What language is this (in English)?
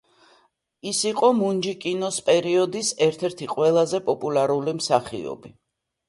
Georgian